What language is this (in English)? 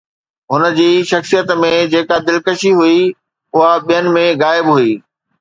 Sindhi